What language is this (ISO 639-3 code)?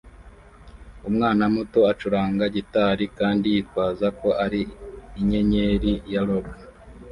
kin